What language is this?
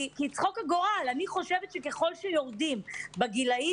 Hebrew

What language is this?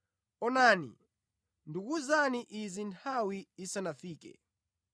Nyanja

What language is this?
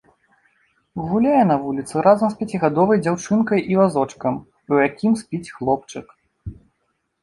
Belarusian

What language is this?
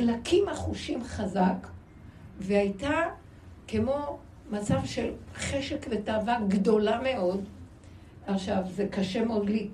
Hebrew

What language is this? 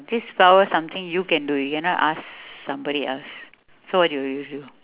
English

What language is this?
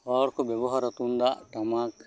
Santali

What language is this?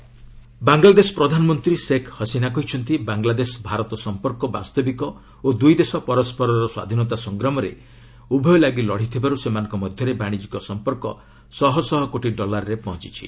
Odia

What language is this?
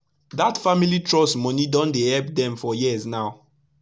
Nigerian Pidgin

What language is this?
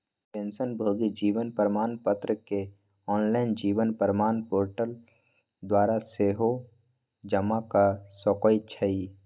Magahi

